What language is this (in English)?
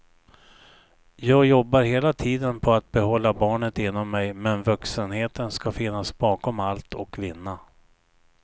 Swedish